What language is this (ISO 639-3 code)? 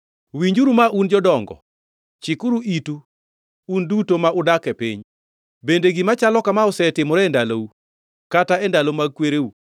luo